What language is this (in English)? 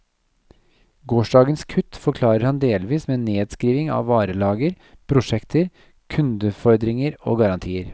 Norwegian